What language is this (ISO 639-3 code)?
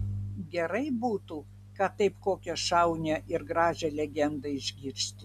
lit